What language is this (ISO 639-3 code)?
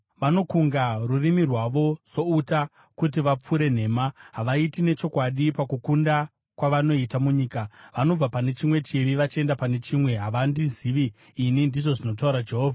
sna